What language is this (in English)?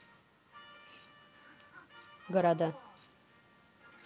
Russian